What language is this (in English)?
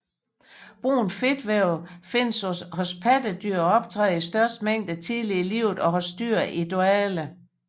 Danish